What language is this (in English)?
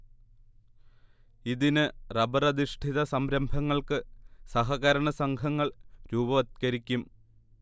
Malayalam